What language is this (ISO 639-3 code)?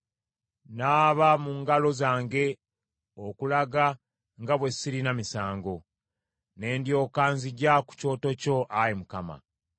lug